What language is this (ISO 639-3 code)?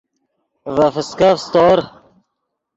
ydg